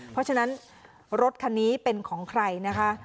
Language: Thai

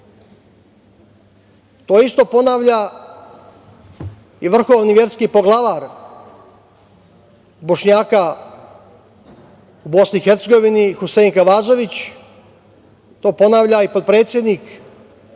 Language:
Serbian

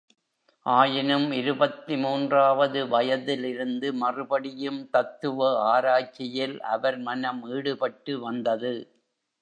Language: Tamil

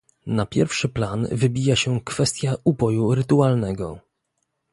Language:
Polish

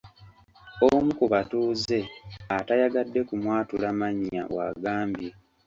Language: Ganda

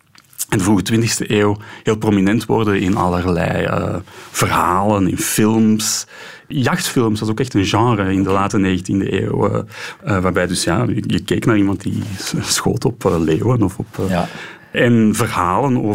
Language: Dutch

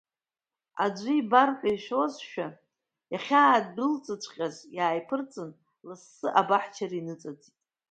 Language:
Abkhazian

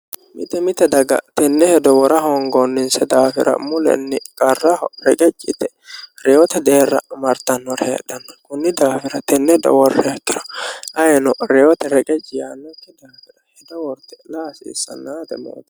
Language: Sidamo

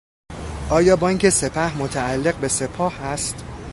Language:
Persian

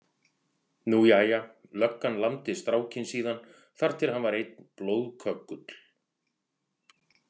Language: Icelandic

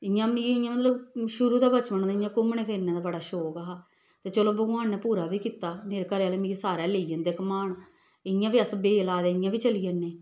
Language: Dogri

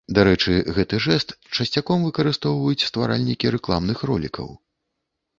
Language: Belarusian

